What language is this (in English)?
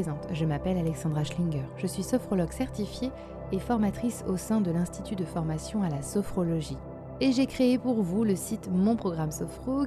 French